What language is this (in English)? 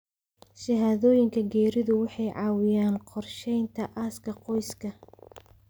Somali